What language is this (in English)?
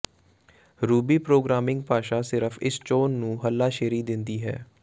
Punjabi